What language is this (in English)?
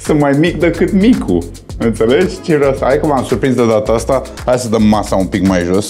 Romanian